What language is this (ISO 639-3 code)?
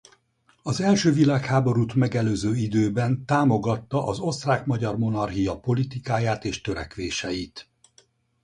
hun